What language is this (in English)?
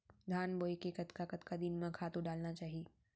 Chhattisgarhi